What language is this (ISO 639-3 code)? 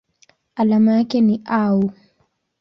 swa